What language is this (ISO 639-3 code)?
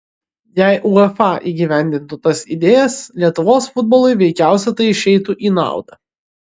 lit